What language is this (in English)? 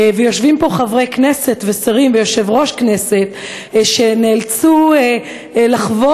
Hebrew